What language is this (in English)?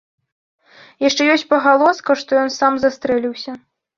Belarusian